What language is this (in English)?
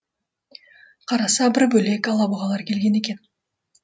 Kazakh